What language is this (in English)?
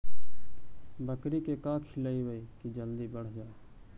Magahi